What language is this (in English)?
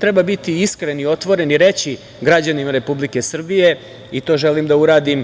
Serbian